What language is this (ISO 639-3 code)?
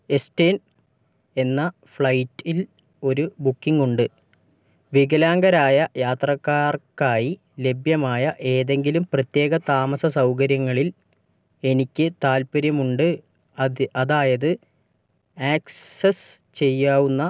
mal